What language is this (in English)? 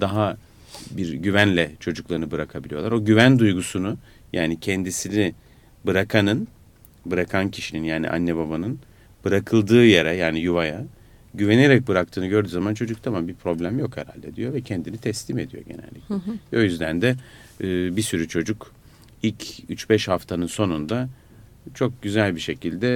Turkish